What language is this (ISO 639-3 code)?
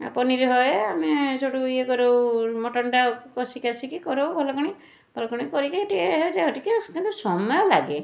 ori